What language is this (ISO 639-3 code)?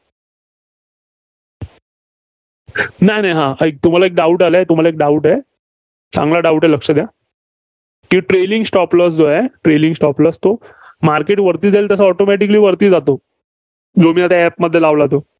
mar